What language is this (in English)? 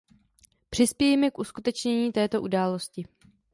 Czech